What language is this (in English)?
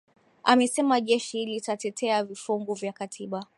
Swahili